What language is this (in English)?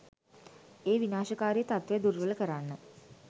Sinhala